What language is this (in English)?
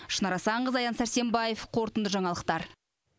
Kazakh